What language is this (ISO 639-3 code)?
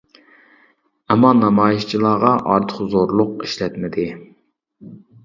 uig